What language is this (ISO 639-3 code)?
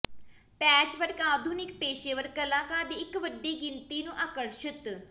pan